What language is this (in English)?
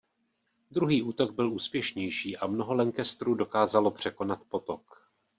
Czech